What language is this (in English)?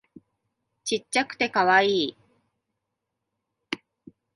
Japanese